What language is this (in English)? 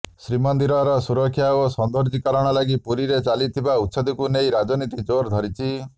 Odia